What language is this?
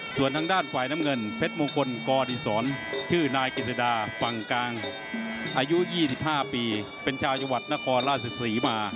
Thai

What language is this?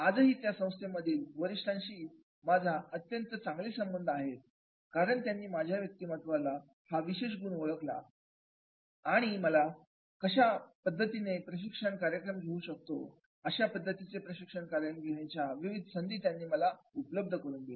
Marathi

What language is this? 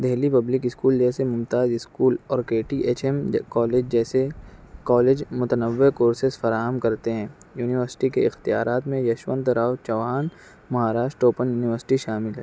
Urdu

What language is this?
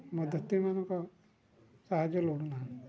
Odia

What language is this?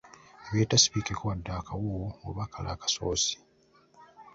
Ganda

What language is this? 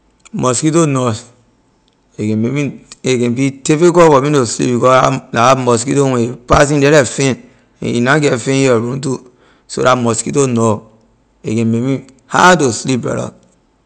Liberian English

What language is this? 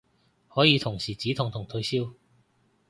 Cantonese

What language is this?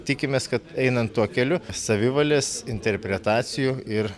Lithuanian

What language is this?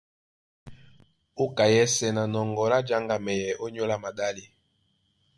Duala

